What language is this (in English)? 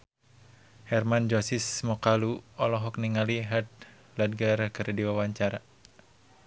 Sundanese